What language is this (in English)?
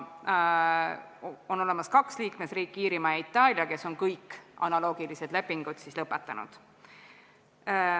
Estonian